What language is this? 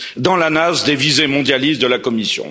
French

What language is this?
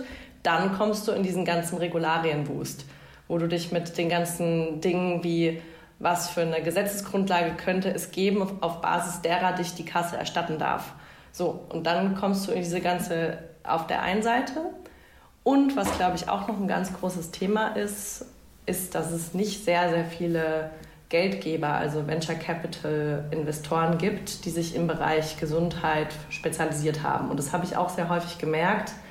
German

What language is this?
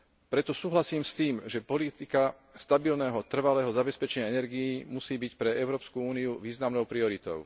Slovak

